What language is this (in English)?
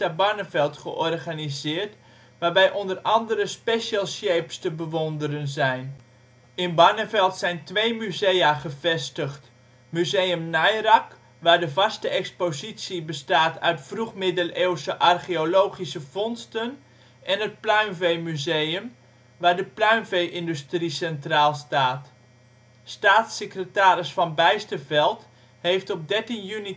Dutch